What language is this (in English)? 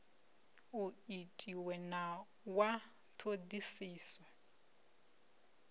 Venda